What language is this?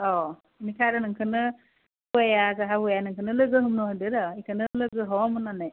Bodo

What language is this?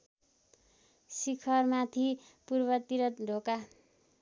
Nepali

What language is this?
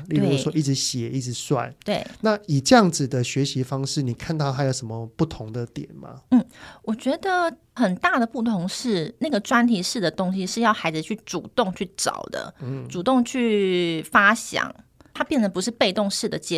Chinese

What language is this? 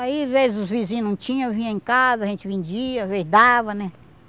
Portuguese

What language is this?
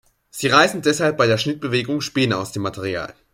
German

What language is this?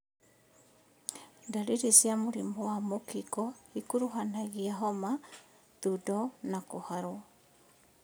Kikuyu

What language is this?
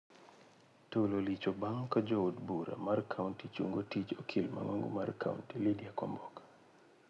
Luo (Kenya and Tanzania)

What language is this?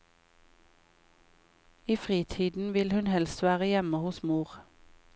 Norwegian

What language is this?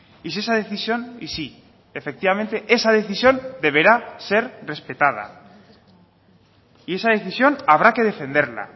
Spanish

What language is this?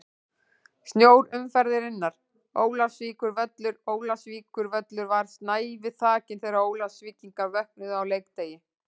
Icelandic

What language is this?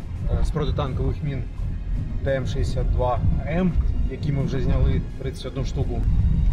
Ukrainian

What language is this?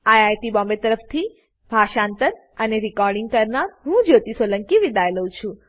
Gujarati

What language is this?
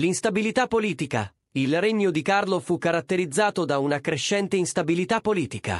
Italian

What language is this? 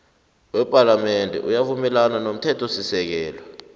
South Ndebele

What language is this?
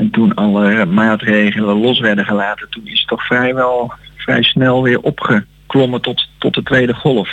Dutch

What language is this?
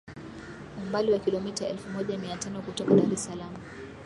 Swahili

